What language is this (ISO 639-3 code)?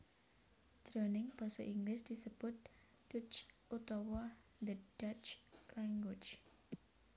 jav